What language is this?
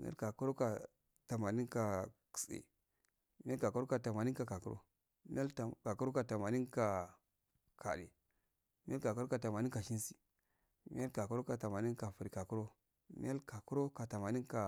Afade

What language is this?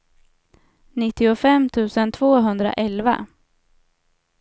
Swedish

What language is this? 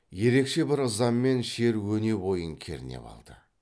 Kazakh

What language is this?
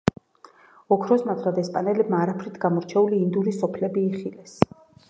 Georgian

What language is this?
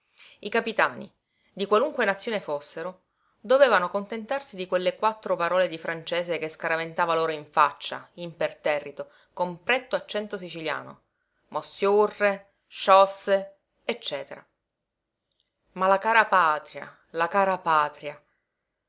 Italian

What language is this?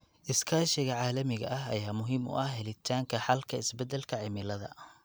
Somali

